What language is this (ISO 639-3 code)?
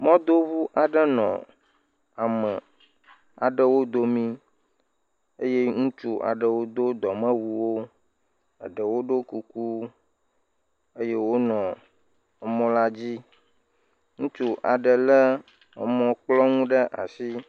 ewe